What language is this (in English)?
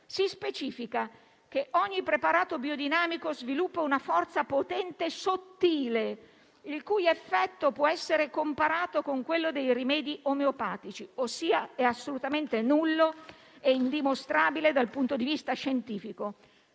Italian